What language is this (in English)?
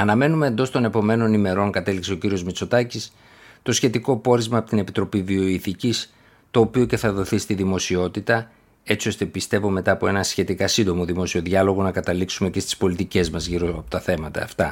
Greek